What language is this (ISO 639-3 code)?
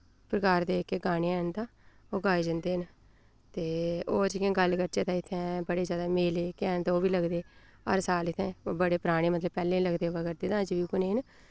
doi